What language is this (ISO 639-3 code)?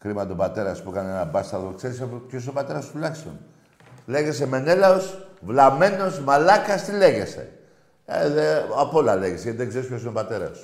ell